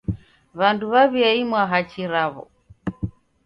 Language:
Taita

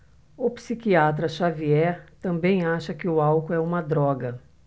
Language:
Portuguese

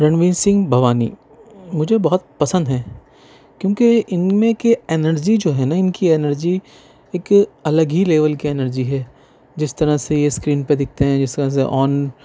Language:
Urdu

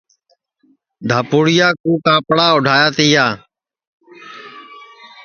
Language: Sansi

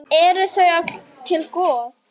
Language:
Icelandic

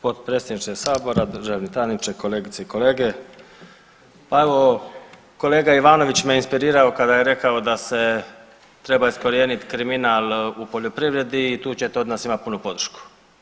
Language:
Croatian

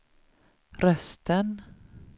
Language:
Swedish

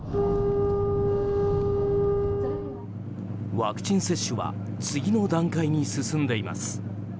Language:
Japanese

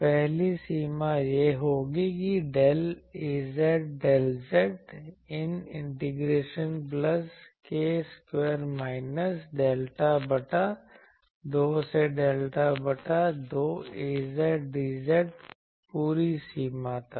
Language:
Hindi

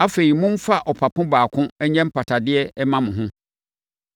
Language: Akan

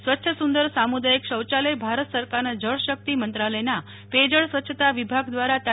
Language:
Gujarati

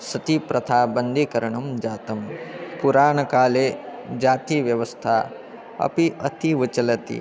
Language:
Sanskrit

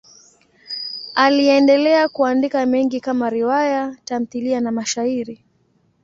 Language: Swahili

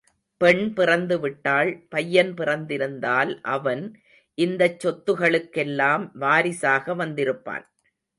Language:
Tamil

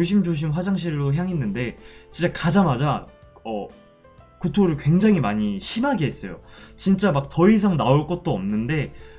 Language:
Korean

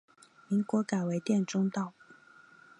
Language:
Chinese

